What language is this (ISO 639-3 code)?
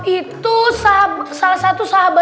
ind